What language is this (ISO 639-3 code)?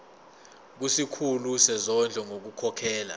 zul